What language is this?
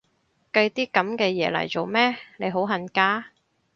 Cantonese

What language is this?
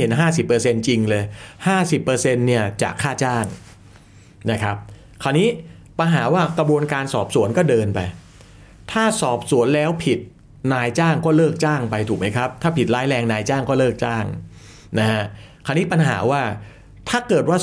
Thai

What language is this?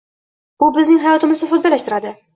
Uzbek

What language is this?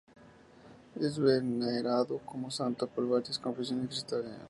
Spanish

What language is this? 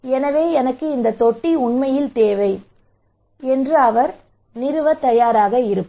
Tamil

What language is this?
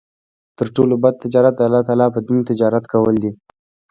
Pashto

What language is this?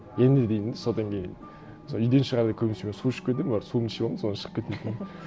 Kazakh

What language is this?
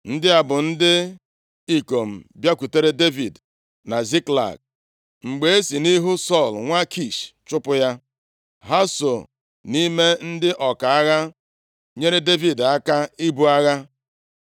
Igbo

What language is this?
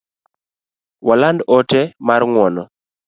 Luo (Kenya and Tanzania)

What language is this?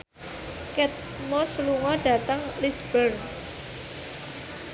Javanese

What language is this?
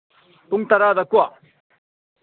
Manipuri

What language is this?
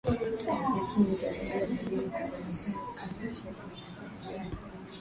Swahili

